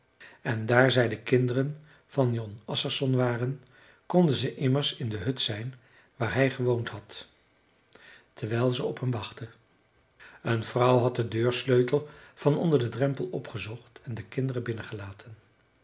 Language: Dutch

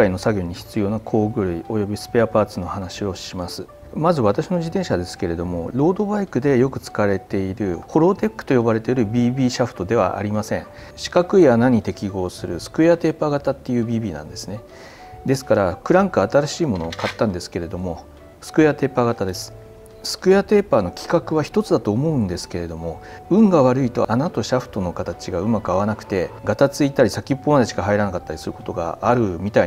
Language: Japanese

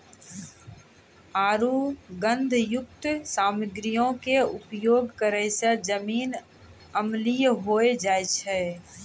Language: Maithili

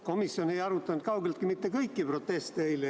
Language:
Estonian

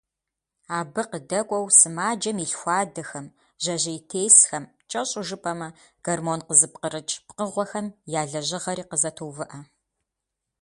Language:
Kabardian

